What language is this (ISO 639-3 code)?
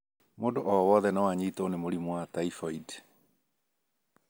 kik